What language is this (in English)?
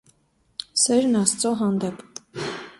Armenian